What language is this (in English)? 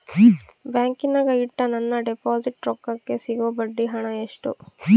Kannada